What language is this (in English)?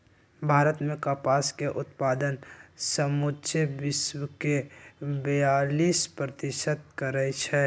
Magahi